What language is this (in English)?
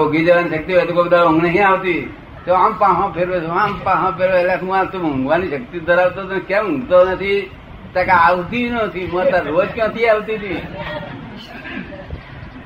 Gujarati